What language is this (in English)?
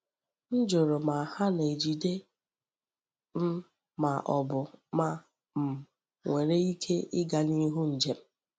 Igbo